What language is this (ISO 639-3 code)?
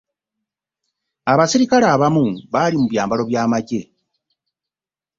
lug